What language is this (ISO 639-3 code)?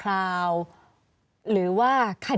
tha